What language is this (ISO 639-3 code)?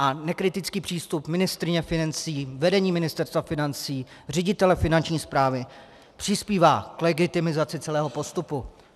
ces